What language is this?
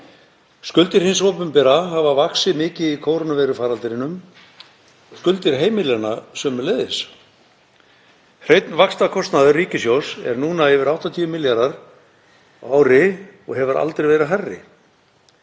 Icelandic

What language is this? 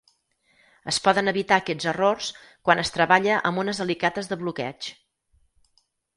Catalan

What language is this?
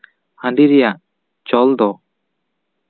Santali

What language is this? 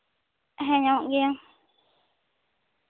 Santali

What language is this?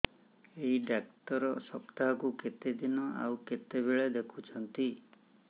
Odia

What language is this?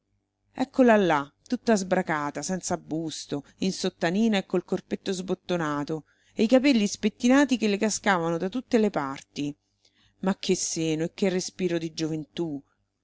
Italian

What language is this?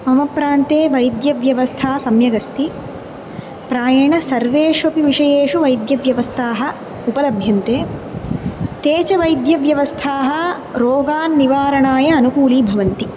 Sanskrit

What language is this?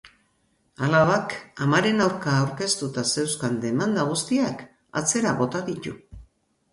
Basque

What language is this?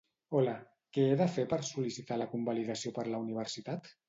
Catalan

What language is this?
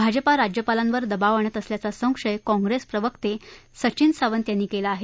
Marathi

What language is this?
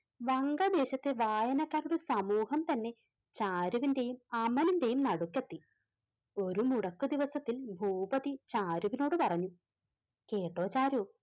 Malayalam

